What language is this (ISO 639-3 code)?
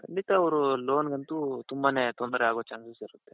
kan